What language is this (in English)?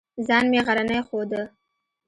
Pashto